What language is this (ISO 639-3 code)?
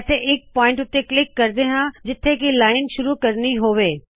pan